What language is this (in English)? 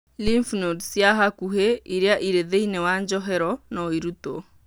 Kikuyu